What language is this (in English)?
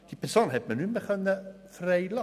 Swiss German